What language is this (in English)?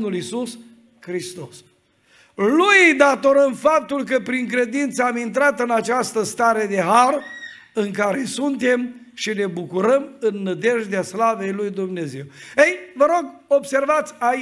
Romanian